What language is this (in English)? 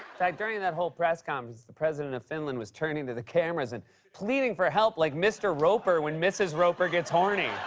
English